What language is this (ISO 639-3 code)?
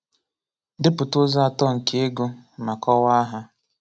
ibo